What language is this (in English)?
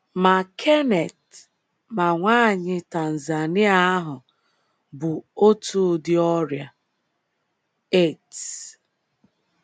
Igbo